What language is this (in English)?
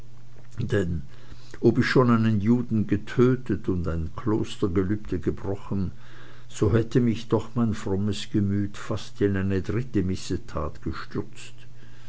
German